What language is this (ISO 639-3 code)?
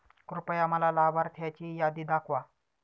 mar